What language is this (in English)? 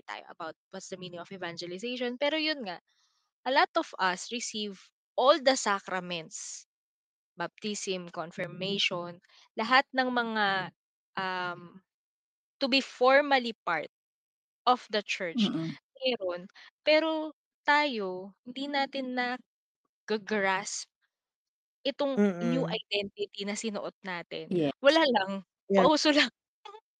Filipino